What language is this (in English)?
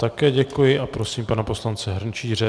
Czech